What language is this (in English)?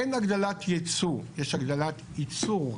Hebrew